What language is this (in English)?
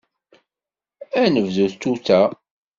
Kabyle